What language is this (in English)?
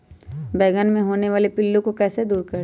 Magahi